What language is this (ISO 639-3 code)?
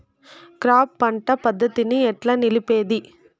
tel